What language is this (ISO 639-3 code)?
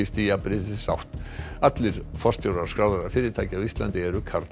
isl